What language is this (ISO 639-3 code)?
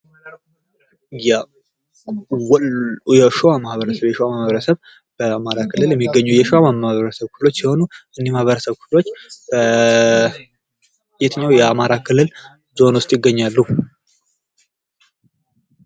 amh